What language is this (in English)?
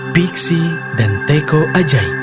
Indonesian